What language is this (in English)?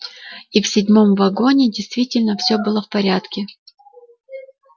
Russian